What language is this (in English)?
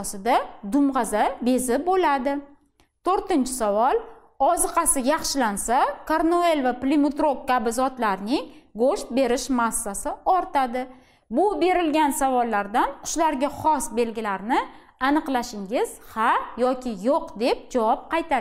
Turkish